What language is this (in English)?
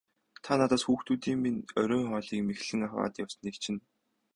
Mongolian